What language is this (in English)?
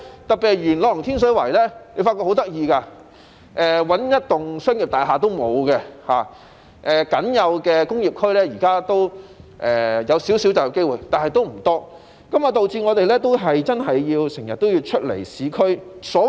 Cantonese